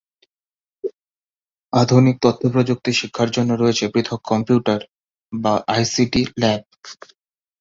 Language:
Bangla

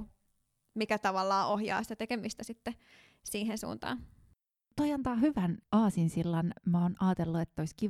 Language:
Finnish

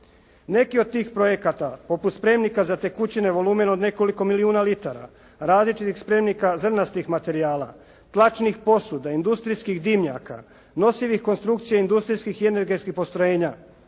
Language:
Croatian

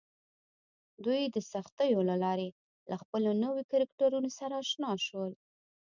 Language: Pashto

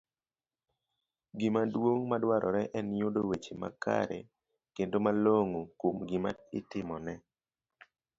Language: Luo (Kenya and Tanzania)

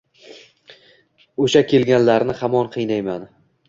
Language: Uzbek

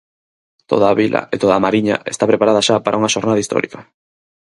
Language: Galician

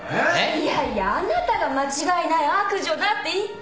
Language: Japanese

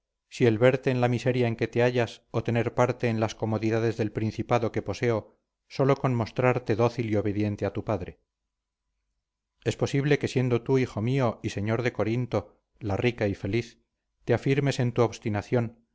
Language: Spanish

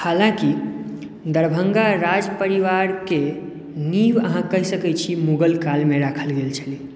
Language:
Maithili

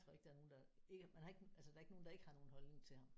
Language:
Danish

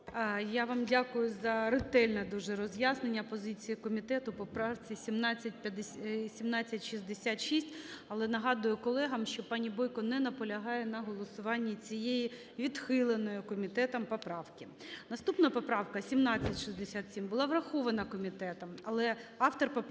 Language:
Ukrainian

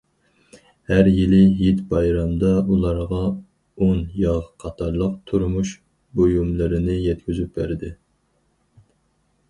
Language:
Uyghur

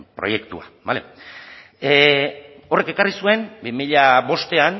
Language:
Basque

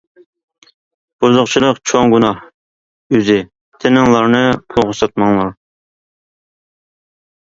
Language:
Uyghur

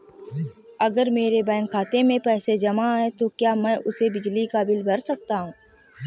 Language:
Hindi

